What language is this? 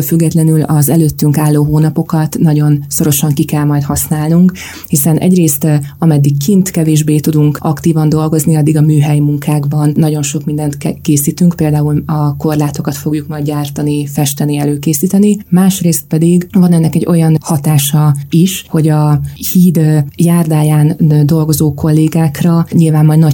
Hungarian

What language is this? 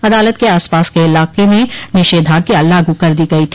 Hindi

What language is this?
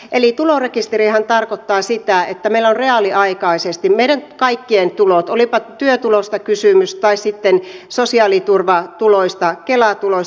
Finnish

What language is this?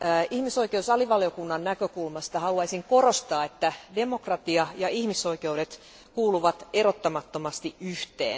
Finnish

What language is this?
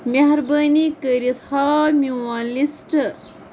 Kashmiri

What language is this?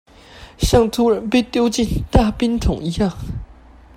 Chinese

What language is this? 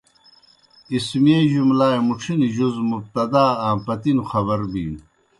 Kohistani Shina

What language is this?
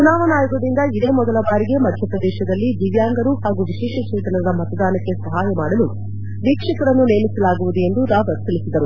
Kannada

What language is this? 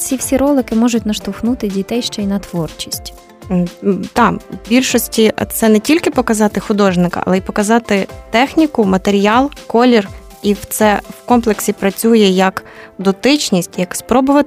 Ukrainian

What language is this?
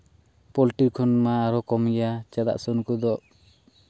Santali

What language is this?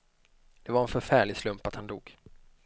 Swedish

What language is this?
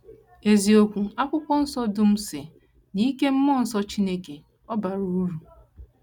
Igbo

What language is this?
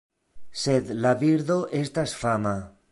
Esperanto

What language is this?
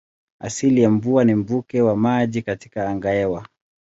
Swahili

